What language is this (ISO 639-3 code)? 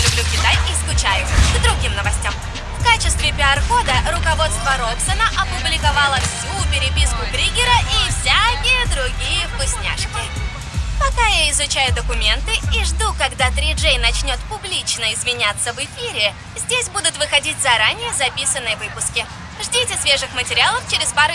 rus